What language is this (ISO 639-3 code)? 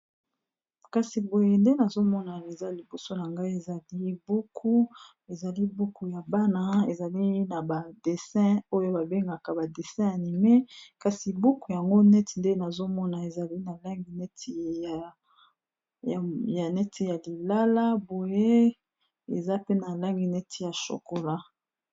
lin